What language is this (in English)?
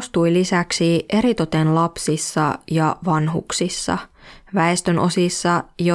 Finnish